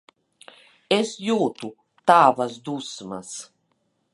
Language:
Latvian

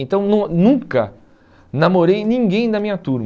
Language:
Portuguese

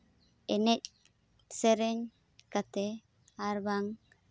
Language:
Santali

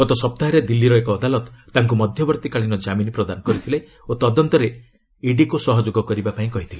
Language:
Odia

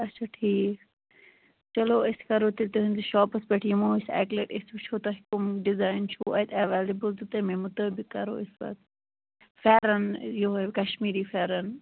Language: Kashmiri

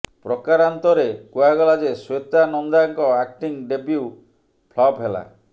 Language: Odia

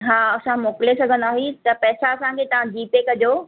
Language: Sindhi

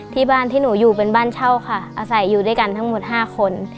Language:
Thai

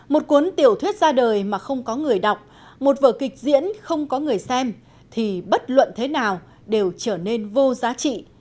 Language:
Vietnamese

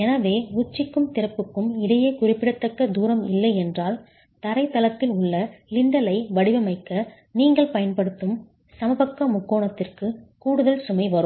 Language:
Tamil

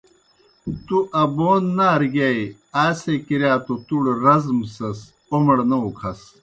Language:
Kohistani Shina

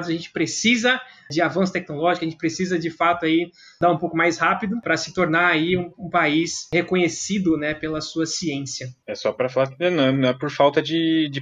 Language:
Portuguese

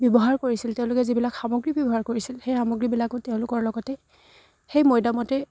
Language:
Assamese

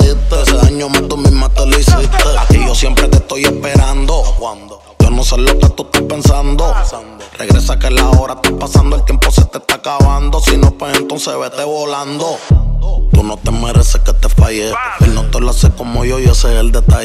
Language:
Spanish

